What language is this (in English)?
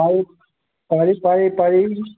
Assamese